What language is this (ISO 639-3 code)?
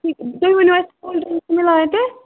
kas